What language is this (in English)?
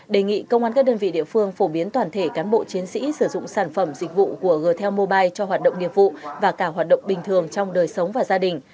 Vietnamese